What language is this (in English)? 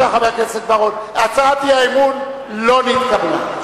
Hebrew